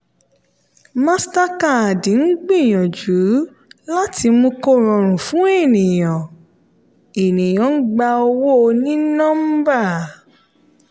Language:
Yoruba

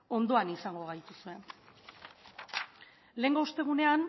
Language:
Basque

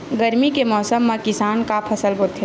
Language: Chhattisgarhi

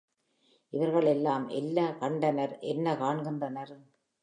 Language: Tamil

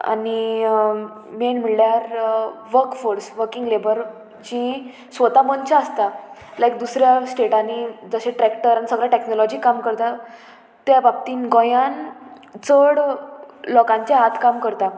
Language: Konkani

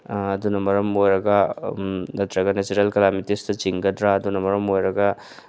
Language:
Manipuri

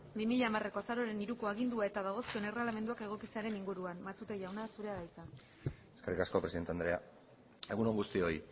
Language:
Basque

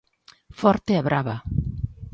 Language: Galician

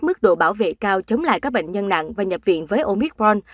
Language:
Vietnamese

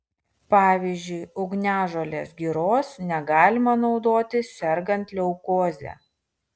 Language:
Lithuanian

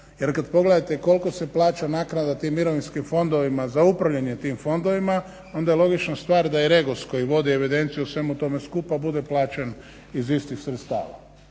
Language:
Croatian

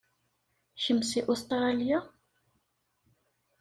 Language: Kabyle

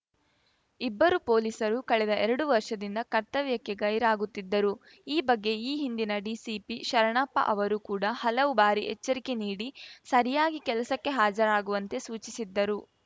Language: Kannada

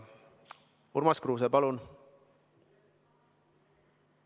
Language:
Estonian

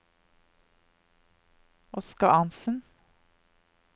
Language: Norwegian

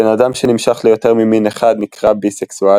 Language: Hebrew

